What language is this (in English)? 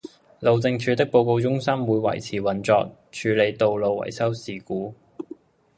Cantonese